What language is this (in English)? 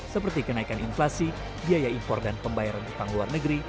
Indonesian